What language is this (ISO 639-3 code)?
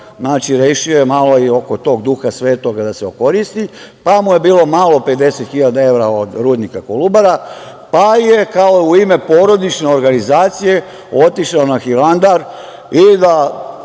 srp